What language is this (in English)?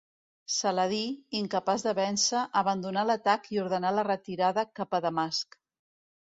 Catalan